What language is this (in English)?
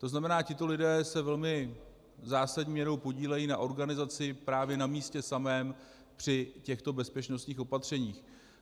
Czech